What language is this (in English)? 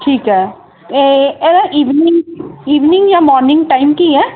Punjabi